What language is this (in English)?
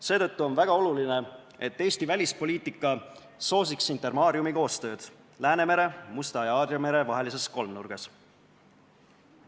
Estonian